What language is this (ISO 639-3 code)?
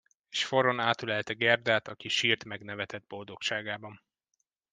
hun